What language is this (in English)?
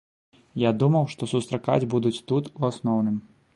Belarusian